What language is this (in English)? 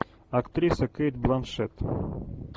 Russian